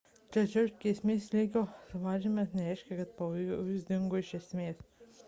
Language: Lithuanian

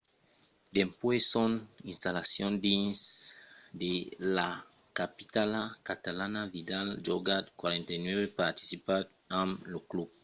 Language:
Occitan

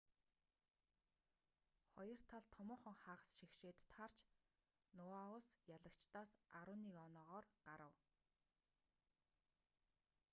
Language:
Mongolian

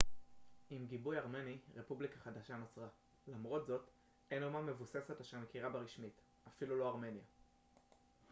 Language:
Hebrew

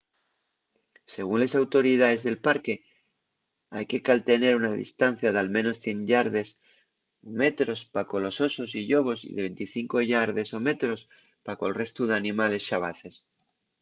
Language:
Asturian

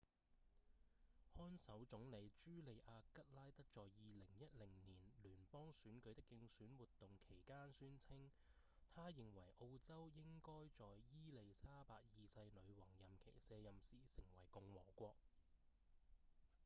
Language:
Cantonese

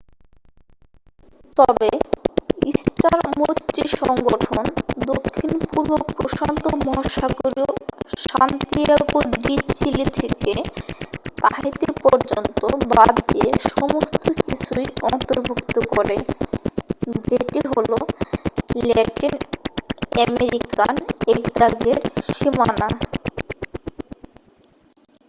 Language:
Bangla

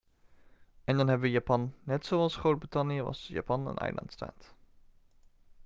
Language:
Dutch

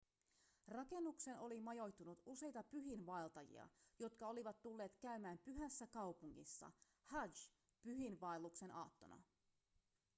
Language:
Finnish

